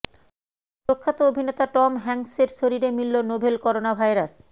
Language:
Bangla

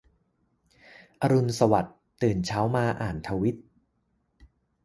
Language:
Thai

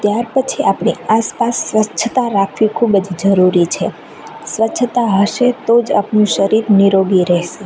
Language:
Gujarati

